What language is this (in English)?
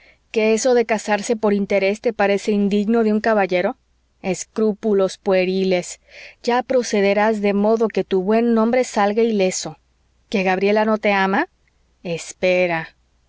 Spanish